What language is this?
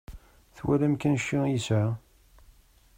Kabyle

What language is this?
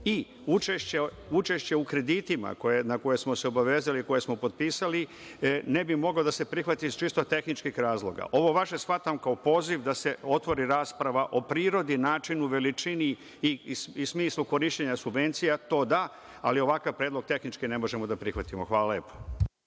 Serbian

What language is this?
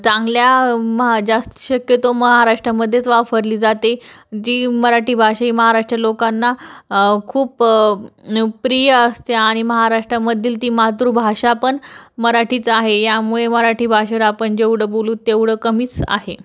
Marathi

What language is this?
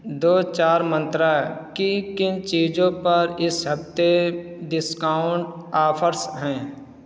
Urdu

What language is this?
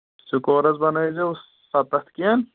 Kashmiri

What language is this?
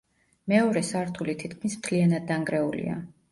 Georgian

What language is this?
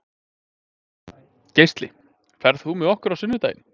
Icelandic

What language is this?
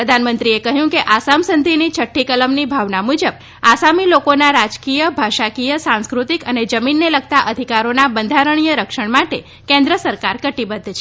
Gujarati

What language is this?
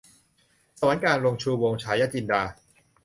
Thai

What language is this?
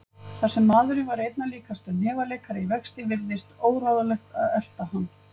Icelandic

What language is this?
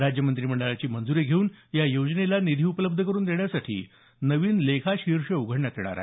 Marathi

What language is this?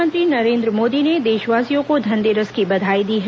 Hindi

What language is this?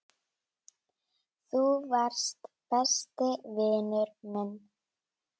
Icelandic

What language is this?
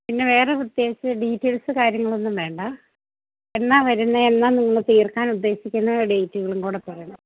Malayalam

